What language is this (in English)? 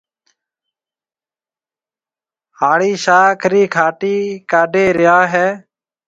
Marwari (Pakistan)